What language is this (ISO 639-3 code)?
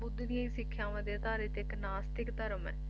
pan